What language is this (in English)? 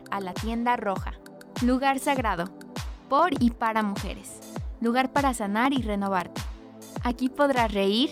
Spanish